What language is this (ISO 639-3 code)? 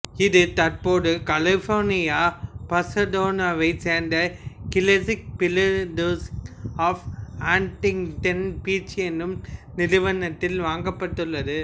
tam